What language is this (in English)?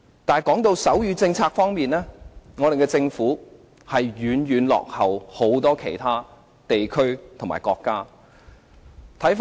Cantonese